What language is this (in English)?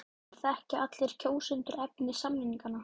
Icelandic